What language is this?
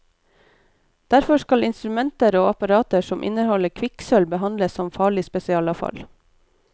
Norwegian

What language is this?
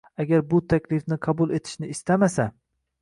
Uzbek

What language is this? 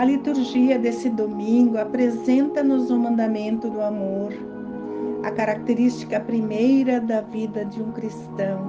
Portuguese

